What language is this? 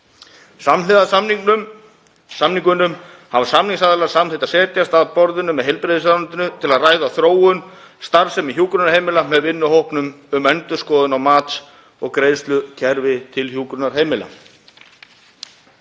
Icelandic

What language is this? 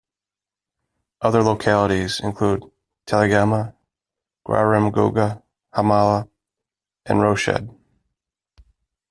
English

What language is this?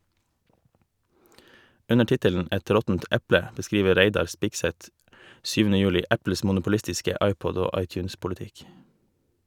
Norwegian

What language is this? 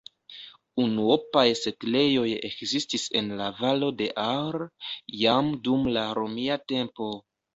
Esperanto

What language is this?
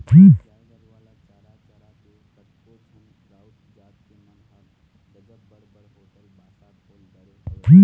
Chhattisgarhi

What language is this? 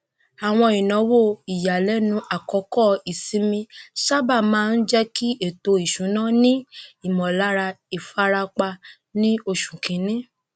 Yoruba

